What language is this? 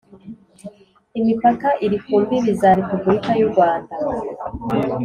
Kinyarwanda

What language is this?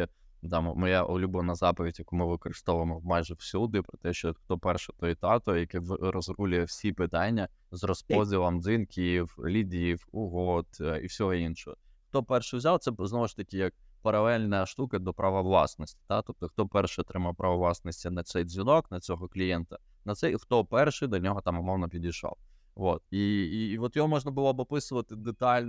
Ukrainian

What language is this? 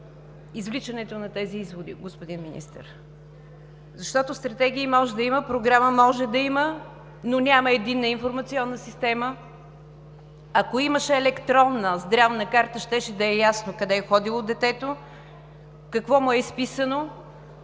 Bulgarian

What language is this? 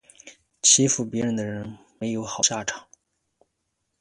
Chinese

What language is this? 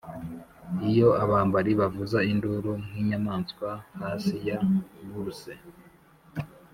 Kinyarwanda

